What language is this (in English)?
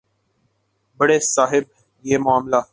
Urdu